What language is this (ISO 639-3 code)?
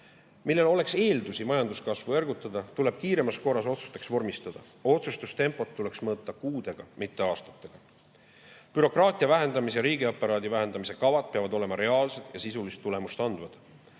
est